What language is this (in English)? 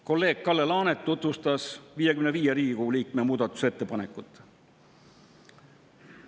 Estonian